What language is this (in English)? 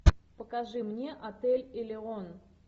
Russian